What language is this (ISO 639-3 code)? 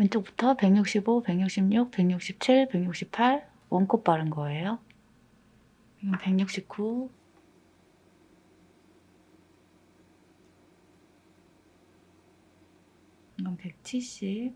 kor